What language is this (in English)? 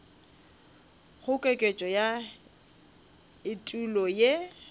Northern Sotho